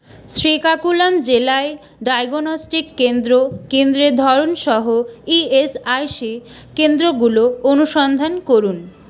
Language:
Bangla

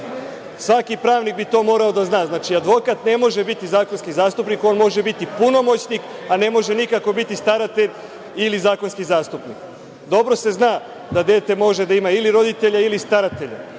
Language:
Serbian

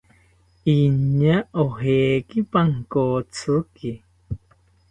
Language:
South Ucayali Ashéninka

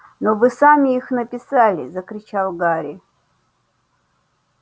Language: Russian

